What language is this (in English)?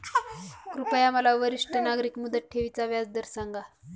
Marathi